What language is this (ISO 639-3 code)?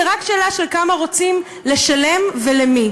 heb